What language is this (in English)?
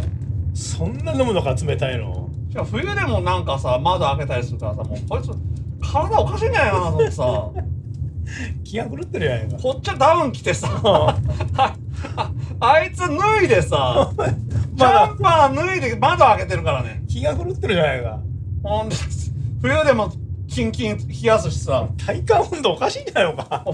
Japanese